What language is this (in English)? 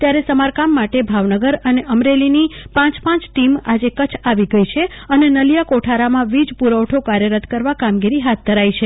Gujarati